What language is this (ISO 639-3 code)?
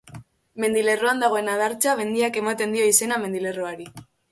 eus